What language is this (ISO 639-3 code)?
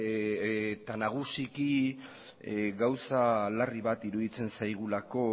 eus